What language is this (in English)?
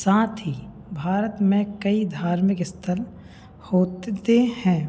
Hindi